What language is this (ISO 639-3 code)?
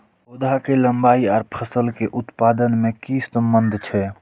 mai